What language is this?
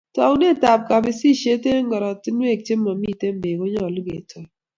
Kalenjin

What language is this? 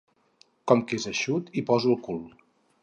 Catalan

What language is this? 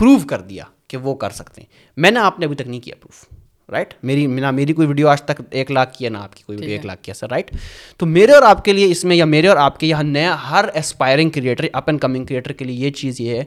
Urdu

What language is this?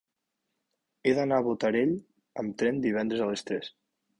Catalan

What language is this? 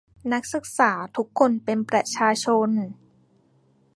Thai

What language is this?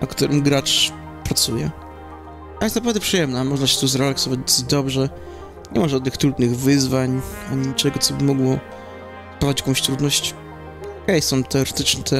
Polish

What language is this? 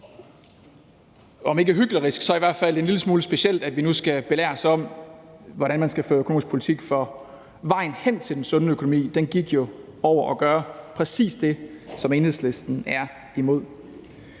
Danish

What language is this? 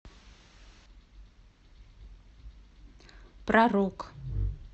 Russian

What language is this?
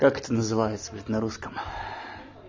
Russian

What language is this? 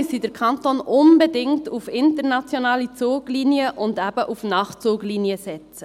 Swiss German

